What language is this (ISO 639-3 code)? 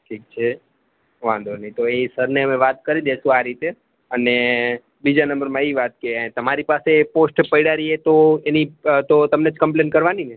guj